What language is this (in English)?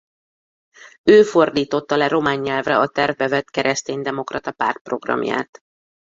Hungarian